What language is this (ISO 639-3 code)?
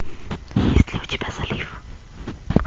rus